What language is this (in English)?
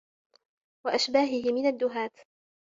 Arabic